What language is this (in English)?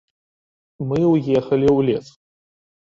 Belarusian